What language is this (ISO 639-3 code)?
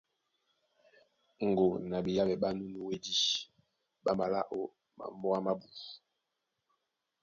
dua